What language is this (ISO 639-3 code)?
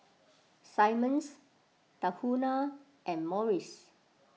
eng